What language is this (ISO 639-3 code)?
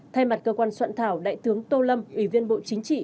vie